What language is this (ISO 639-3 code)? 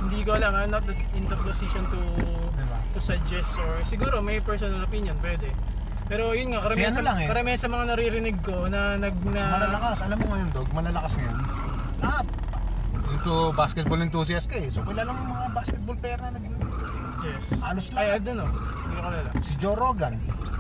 fil